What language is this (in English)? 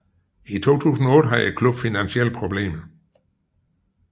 Danish